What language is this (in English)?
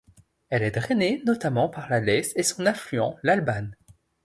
French